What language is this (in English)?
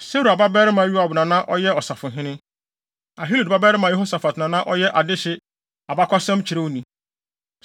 Akan